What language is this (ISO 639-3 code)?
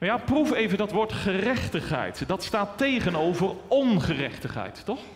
nld